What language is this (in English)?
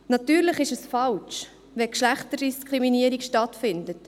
Swiss German